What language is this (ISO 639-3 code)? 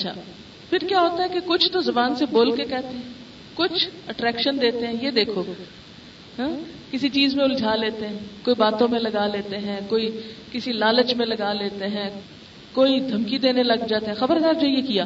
urd